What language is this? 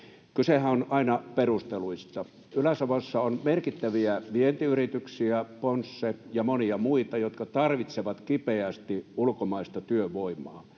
Finnish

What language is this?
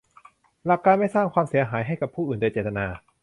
Thai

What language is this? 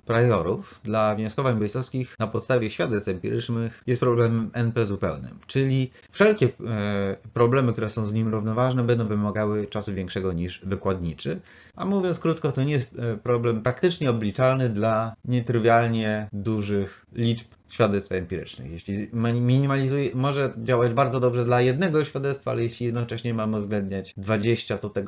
Polish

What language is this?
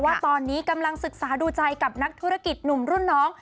Thai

